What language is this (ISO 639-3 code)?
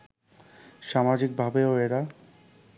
ben